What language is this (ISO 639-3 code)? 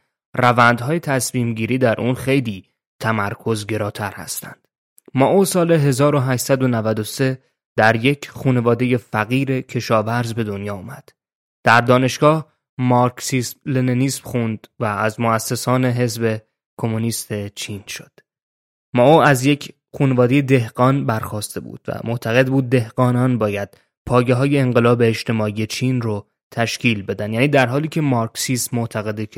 fas